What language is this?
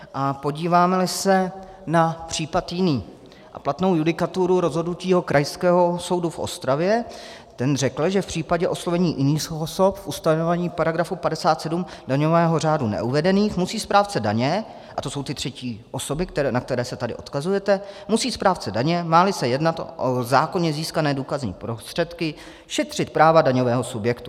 Czech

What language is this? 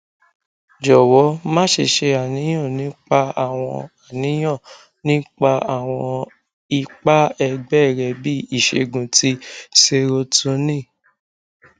Yoruba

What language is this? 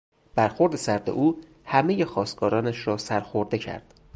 Persian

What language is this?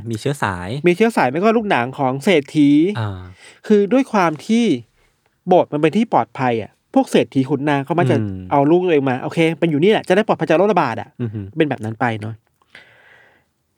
Thai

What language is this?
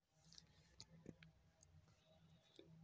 Luo (Kenya and Tanzania)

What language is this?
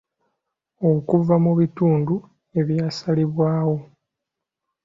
Ganda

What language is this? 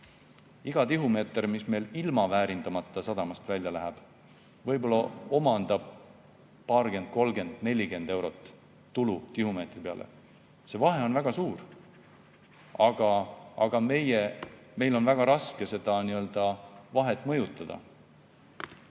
Estonian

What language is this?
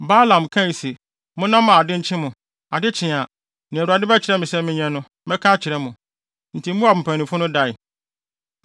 Akan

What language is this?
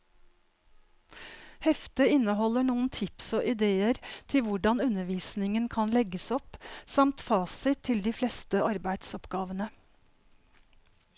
Norwegian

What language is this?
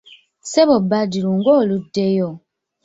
Ganda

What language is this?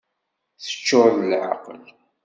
Kabyle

